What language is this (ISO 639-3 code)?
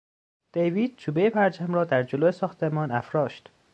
fas